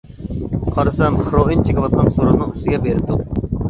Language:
Uyghur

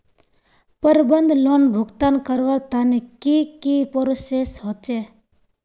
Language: Magahi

